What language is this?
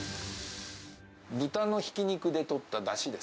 Japanese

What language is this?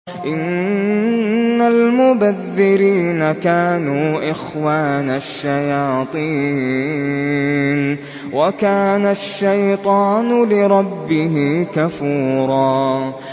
Arabic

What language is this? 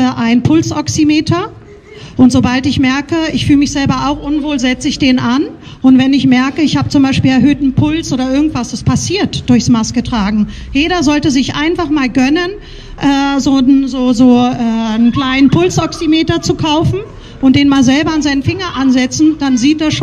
German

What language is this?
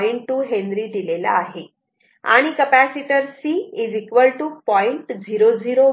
Marathi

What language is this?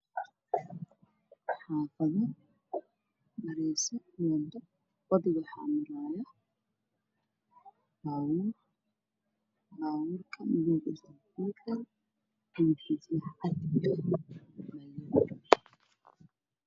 Somali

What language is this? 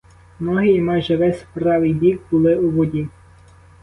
Ukrainian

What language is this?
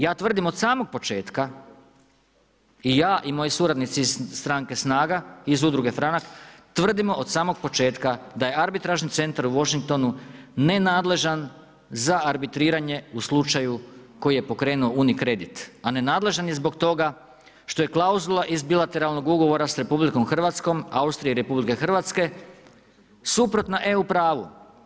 Croatian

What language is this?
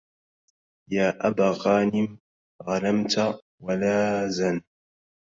Arabic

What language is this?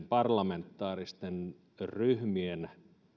Finnish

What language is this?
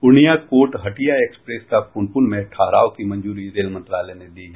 Hindi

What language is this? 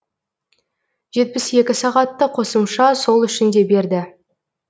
Kazakh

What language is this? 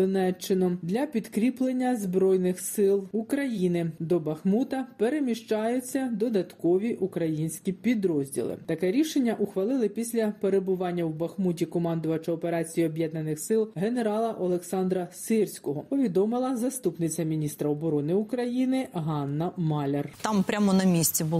Ukrainian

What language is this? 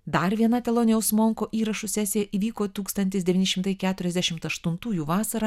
Lithuanian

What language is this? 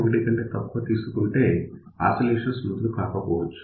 Telugu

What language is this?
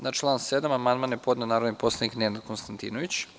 Serbian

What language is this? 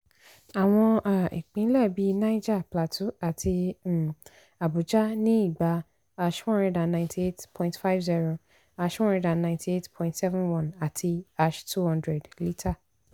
Yoruba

